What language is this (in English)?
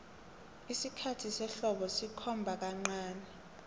South Ndebele